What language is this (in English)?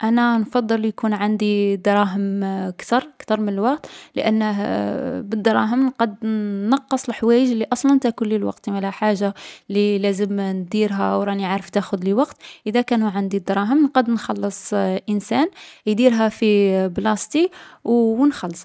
Algerian Arabic